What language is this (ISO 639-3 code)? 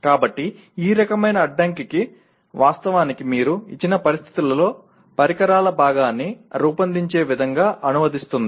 tel